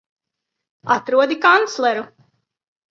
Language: Latvian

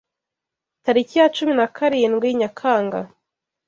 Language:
Kinyarwanda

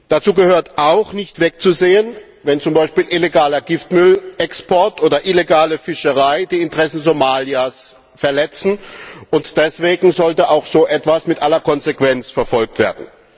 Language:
German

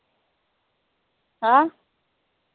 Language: Marathi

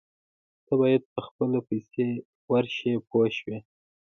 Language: Pashto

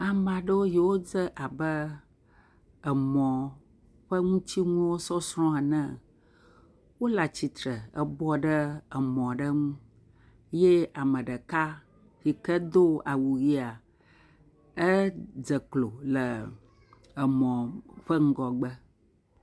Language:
Ewe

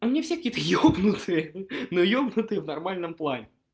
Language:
Russian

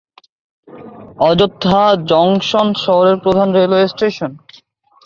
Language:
Bangla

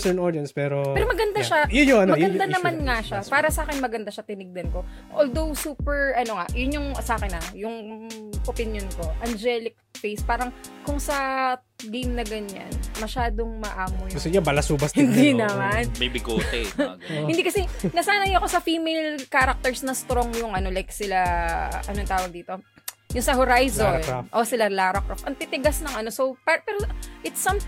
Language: Filipino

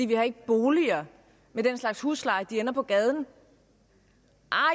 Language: Danish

